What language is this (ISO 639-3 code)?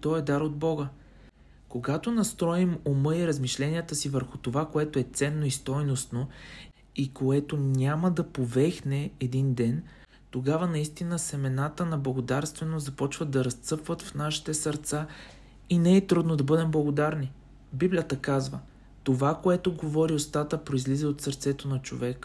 bul